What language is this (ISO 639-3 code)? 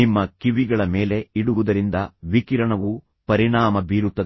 kan